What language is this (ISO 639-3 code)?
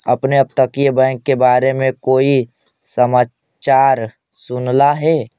mag